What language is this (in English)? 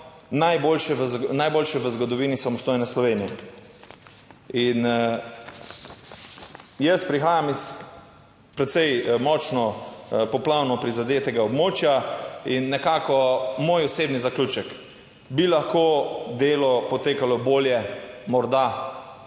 Slovenian